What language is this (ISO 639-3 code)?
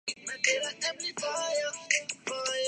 urd